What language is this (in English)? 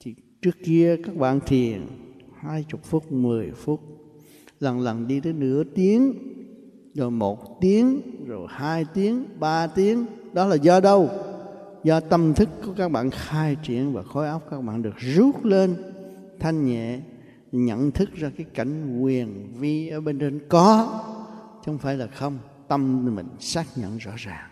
Vietnamese